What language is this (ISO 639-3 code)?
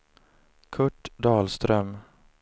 swe